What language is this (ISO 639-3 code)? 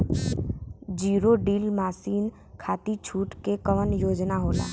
bho